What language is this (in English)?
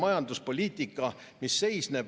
Estonian